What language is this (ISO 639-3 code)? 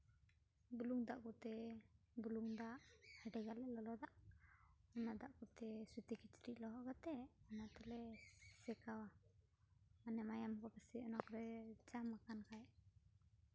sat